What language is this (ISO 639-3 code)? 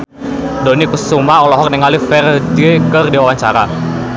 sun